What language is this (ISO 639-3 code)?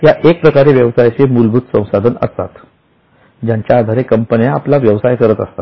mar